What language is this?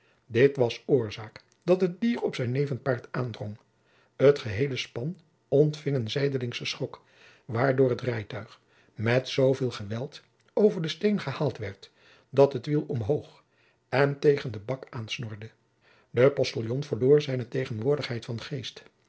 Dutch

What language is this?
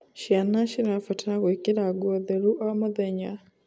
Kikuyu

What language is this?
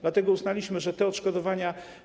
Polish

